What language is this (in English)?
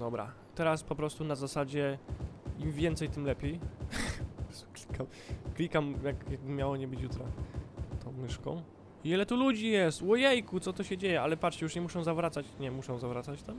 Polish